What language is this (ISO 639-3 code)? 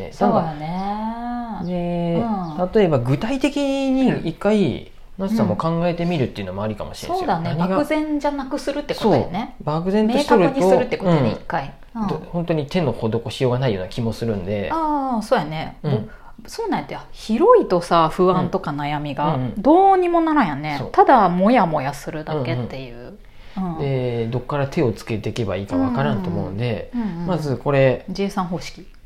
jpn